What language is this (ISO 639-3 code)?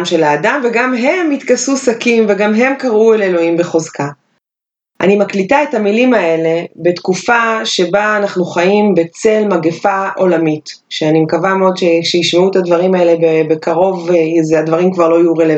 heb